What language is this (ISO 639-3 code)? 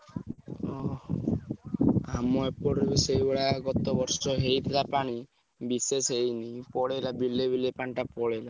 ori